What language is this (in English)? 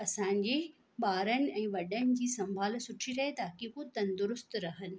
Sindhi